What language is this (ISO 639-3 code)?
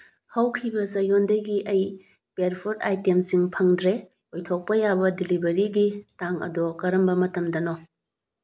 mni